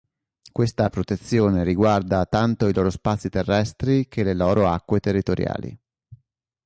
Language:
Italian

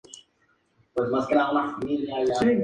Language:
Spanish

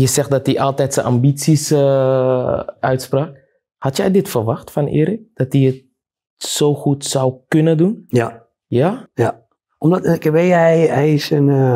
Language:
Dutch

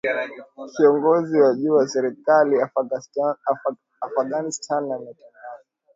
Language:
Swahili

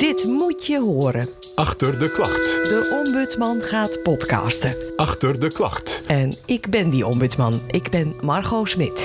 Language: Dutch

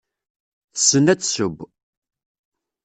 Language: Kabyle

